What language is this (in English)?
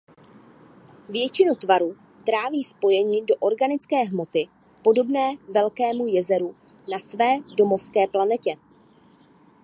Czech